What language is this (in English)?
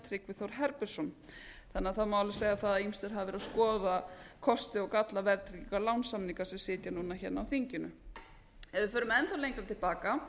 Icelandic